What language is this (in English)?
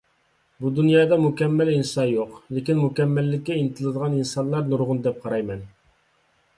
Uyghur